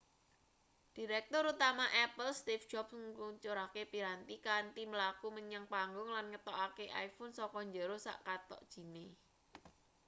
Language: Javanese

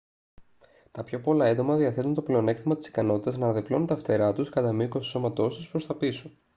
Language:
Greek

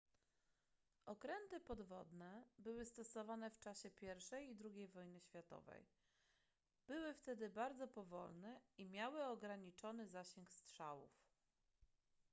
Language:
Polish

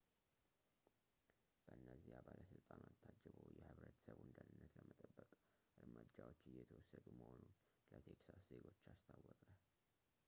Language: Amharic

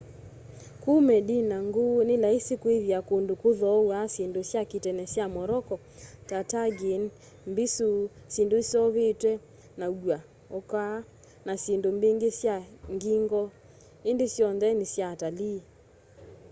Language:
Kamba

